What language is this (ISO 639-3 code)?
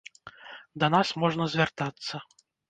bel